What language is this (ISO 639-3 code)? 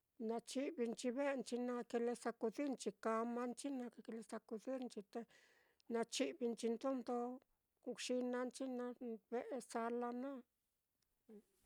vmm